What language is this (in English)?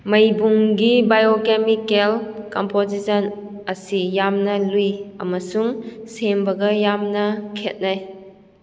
Manipuri